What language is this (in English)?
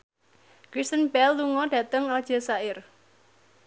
Javanese